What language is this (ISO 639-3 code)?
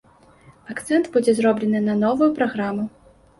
bel